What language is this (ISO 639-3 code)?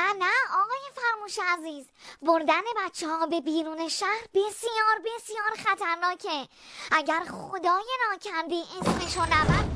fas